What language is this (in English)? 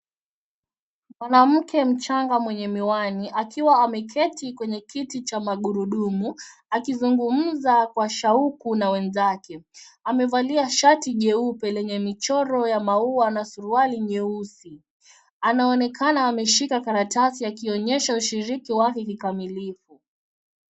Swahili